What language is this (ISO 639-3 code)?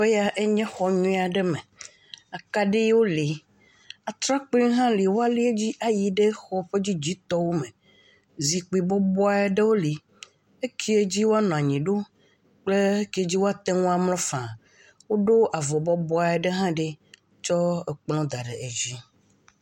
ewe